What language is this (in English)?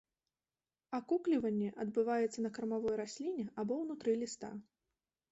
Belarusian